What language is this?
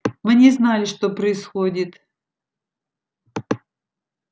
Russian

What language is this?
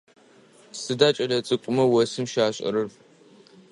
Adyghe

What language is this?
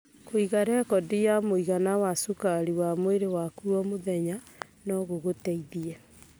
Kikuyu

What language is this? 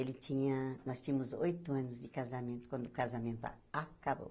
Portuguese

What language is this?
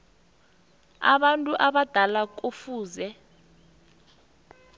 South Ndebele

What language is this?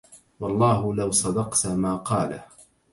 Arabic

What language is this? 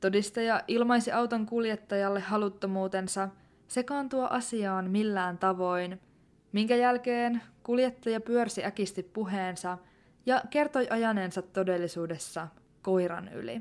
Finnish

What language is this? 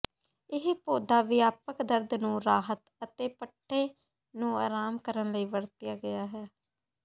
Punjabi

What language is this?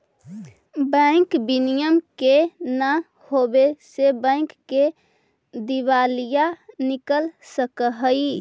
Magahi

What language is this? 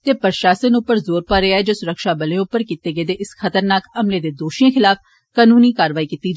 Dogri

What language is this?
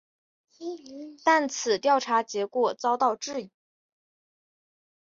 Chinese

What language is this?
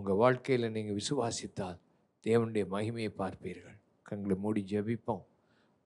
Tamil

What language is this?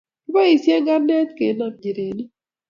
Kalenjin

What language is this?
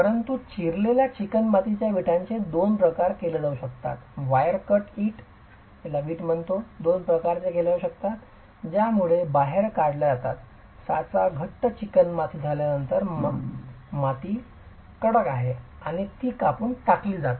Marathi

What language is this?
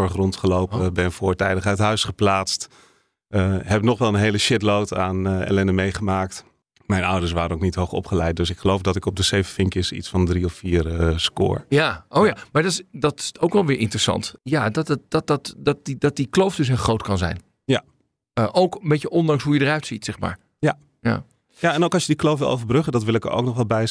Dutch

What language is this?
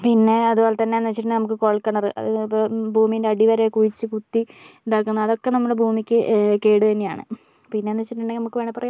Malayalam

